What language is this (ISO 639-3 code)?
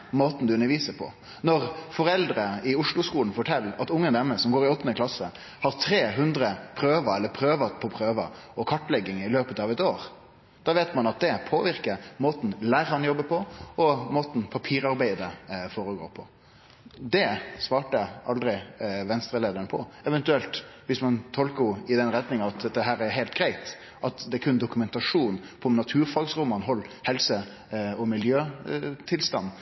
nno